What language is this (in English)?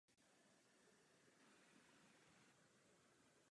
Czech